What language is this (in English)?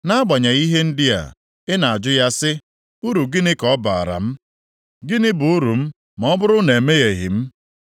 Igbo